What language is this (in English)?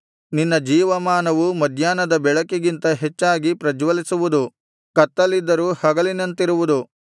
Kannada